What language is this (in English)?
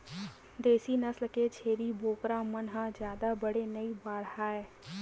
Chhattisgarhi